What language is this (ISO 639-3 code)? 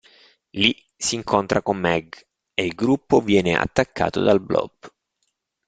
ita